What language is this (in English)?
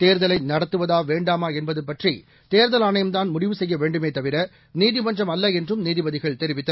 Tamil